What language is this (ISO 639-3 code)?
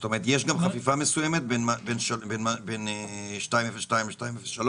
heb